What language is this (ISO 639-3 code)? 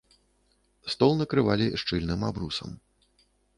bel